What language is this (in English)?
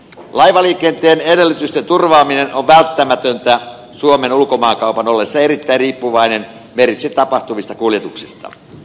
Finnish